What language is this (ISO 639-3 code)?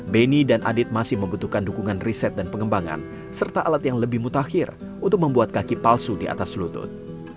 ind